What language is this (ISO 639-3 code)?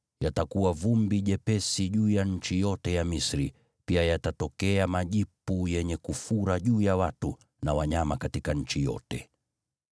swa